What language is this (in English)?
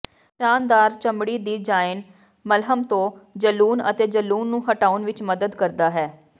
Punjabi